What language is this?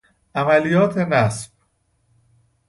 Persian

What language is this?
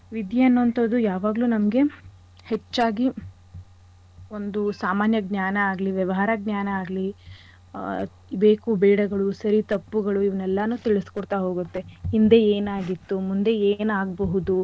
Kannada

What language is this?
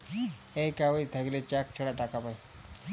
Bangla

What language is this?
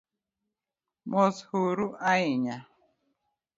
Luo (Kenya and Tanzania)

